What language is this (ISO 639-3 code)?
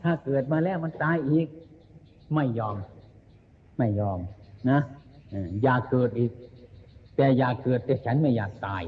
tha